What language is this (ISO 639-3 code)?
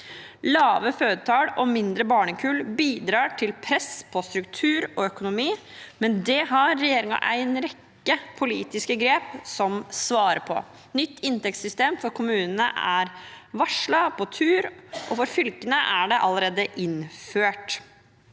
nor